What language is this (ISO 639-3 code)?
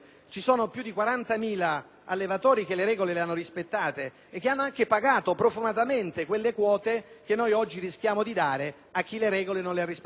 ita